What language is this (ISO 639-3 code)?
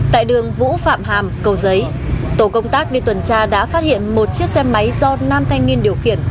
vie